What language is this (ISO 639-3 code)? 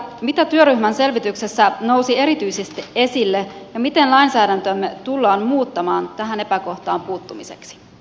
fin